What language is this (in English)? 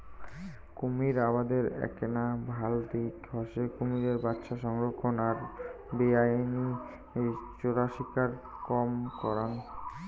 Bangla